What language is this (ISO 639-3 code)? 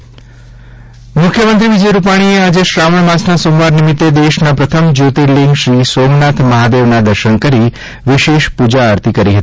guj